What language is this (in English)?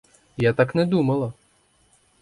Ukrainian